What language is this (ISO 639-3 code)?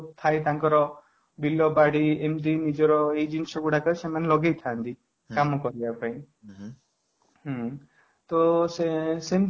ori